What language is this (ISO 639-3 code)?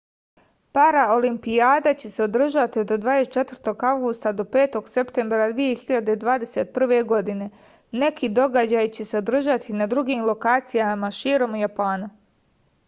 srp